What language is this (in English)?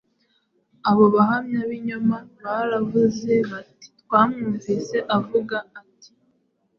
Kinyarwanda